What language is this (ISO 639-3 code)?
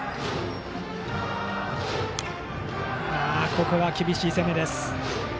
jpn